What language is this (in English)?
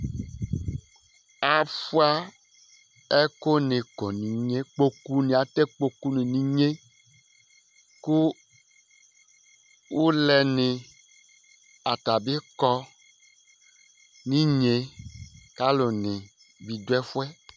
Ikposo